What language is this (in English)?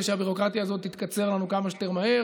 Hebrew